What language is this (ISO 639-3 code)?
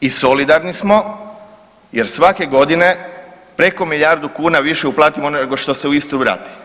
hrv